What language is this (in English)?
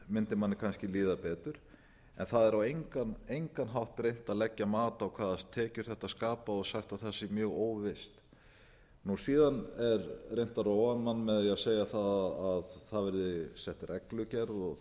Icelandic